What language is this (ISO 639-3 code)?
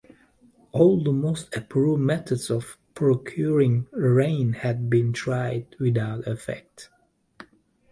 eng